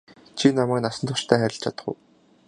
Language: Mongolian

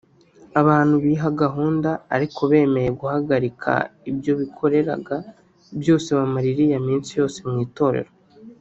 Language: Kinyarwanda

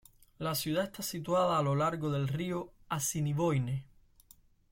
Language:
Spanish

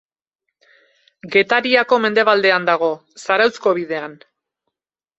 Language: Basque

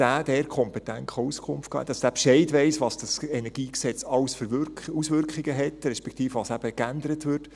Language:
Swiss German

